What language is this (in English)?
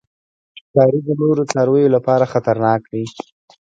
Pashto